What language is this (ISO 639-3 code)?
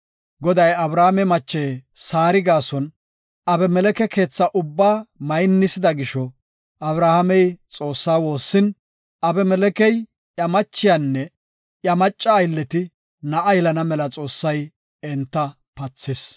gof